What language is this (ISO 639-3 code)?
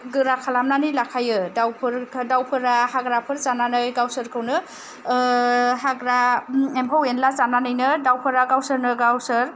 brx